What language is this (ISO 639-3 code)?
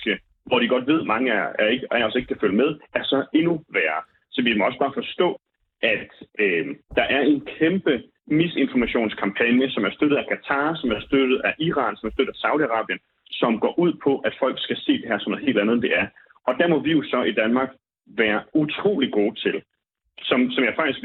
dan